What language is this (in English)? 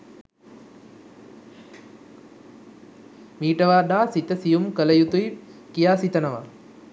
Sinhala